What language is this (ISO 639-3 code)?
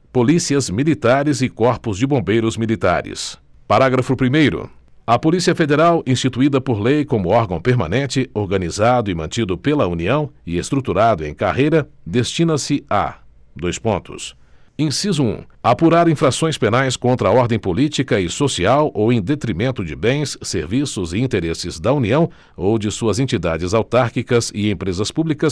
por